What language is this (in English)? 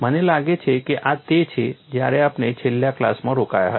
Gujarati